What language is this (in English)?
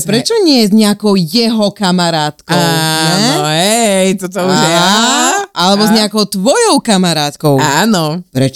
Slovak